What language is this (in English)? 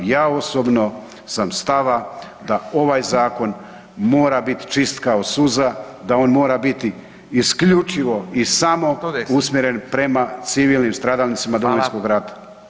Croatian